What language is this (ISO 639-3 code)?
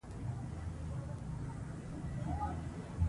pus